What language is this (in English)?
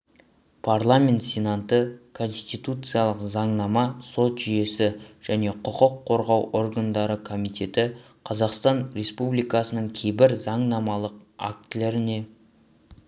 Kazakh